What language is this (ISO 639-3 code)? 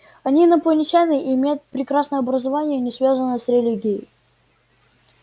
rus